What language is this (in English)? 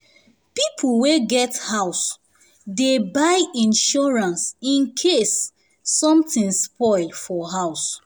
Nigerian Pidgin